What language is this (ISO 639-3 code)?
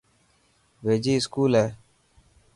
mki